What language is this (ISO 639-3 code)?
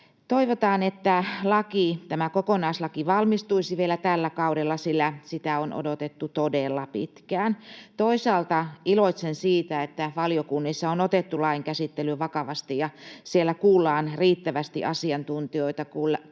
fin